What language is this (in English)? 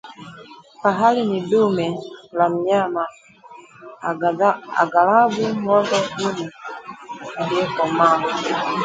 Swahili